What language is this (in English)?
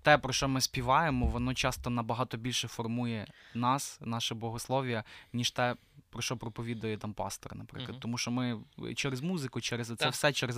Ukrainian